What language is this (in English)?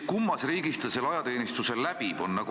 Estonian